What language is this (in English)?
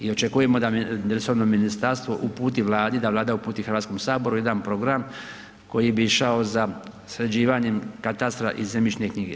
Croatian